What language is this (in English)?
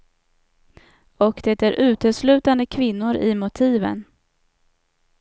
Swedish